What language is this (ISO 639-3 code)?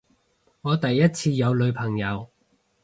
yue